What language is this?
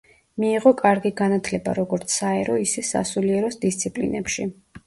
Georgian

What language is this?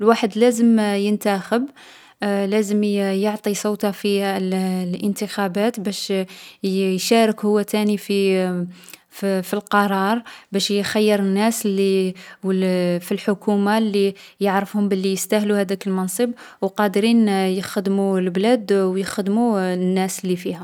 Algerian Arabic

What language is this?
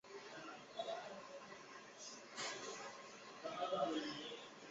Chinese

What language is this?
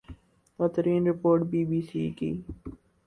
Urdu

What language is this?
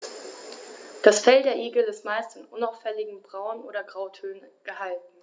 German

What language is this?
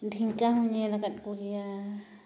Santali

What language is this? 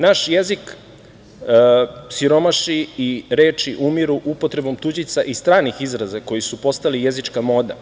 Serbian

